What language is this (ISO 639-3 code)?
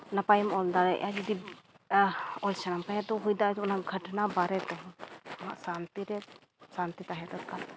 sat